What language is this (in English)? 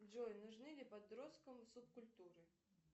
Russian